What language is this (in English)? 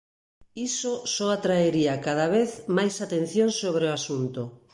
Galician